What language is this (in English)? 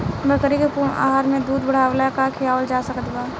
Bhojpuri